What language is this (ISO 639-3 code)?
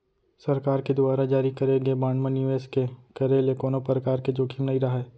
hne